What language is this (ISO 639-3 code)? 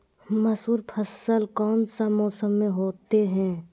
mag